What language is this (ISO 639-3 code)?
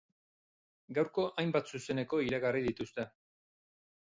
eus